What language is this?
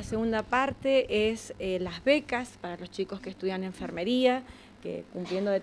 Spanish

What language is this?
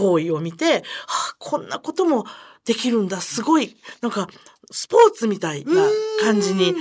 Japanese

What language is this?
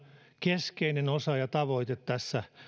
Finnish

